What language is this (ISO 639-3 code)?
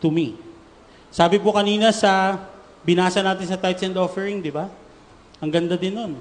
fil